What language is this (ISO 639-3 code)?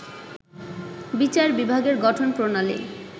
ben